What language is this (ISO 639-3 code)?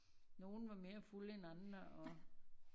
dan